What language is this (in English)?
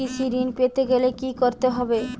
Bangla